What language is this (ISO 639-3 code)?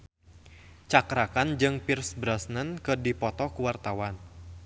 sun